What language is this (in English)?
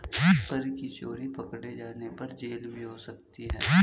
Hindi